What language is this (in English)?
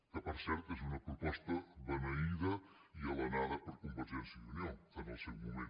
Catalan